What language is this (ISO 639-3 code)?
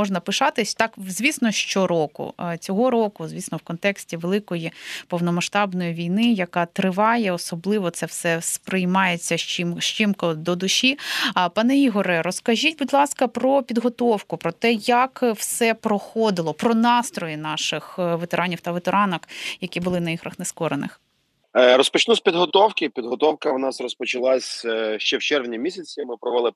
ukr